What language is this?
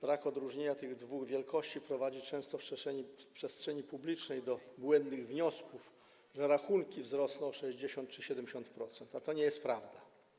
Polish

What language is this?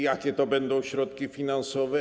Polish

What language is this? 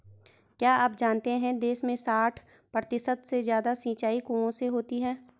Hindi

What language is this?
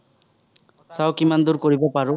Assamese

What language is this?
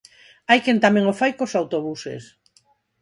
Galician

